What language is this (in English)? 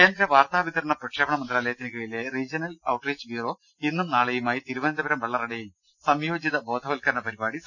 Malayalam